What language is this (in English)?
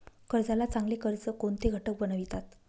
Marathi